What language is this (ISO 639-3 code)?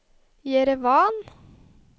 nor